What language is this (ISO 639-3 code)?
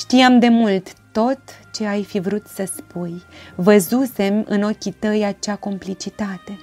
ron